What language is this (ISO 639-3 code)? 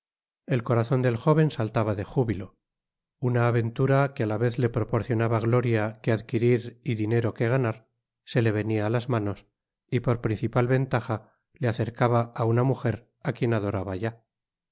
spa